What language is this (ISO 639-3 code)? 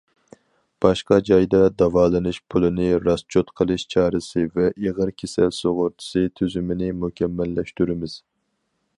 uig